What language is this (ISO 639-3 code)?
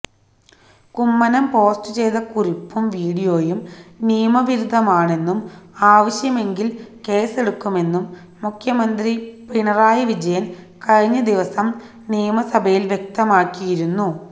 mal